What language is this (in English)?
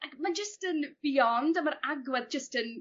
Welsh